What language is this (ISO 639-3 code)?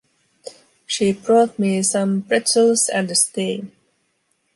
eng